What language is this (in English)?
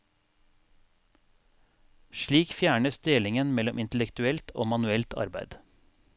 Norwegian